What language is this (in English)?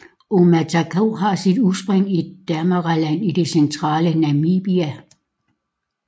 Danish